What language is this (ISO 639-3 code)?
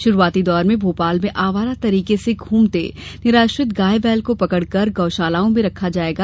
hin